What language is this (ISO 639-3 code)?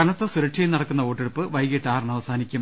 mal